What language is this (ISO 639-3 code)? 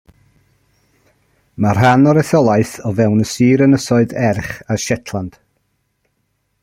cym